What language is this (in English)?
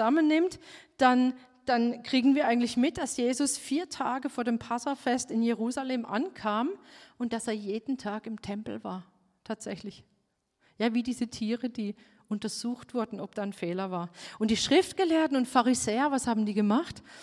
German